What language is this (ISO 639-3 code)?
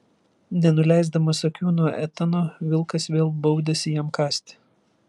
lit